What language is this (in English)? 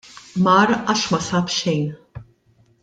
Maltese